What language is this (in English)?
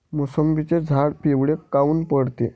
Marathi